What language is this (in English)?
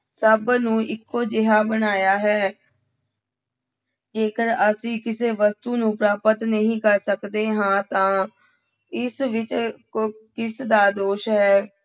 Punjabi